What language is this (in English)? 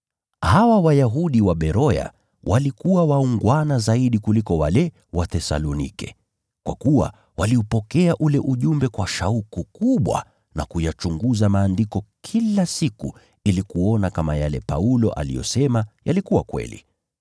Swahili